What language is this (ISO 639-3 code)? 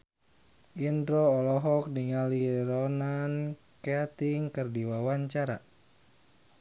sun